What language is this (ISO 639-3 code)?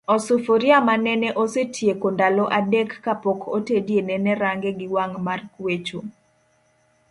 luo